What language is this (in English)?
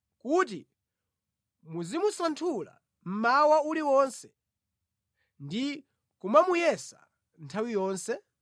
Nyanja